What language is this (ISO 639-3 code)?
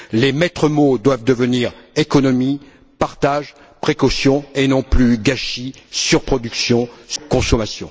fra